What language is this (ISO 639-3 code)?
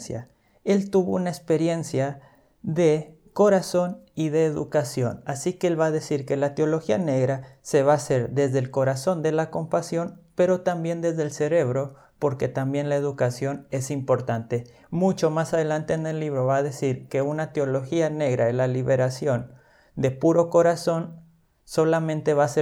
spa